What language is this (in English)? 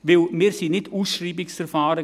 Swiss German